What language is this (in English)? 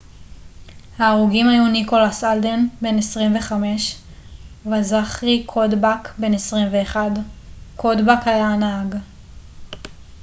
Hebrew